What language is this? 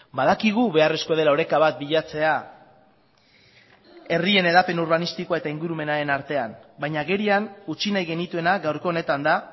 Basque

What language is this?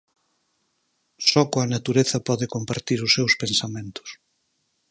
Galician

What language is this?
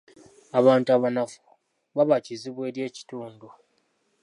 Ganda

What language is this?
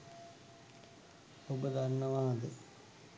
Sinhala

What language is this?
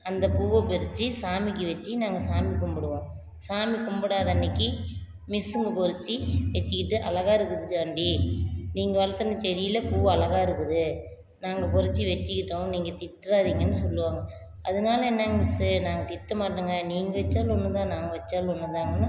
Tamil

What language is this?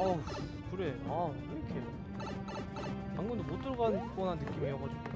Korean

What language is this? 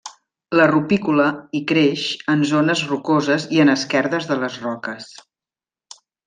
Catalan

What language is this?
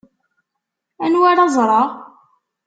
Kabyle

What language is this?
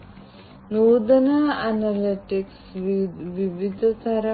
Malayalam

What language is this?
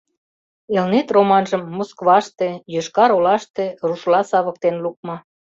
Mari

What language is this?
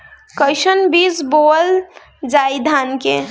Bhojpuri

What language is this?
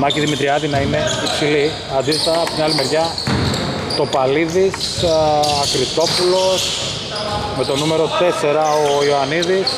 Greek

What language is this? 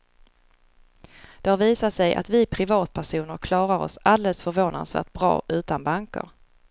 Swedish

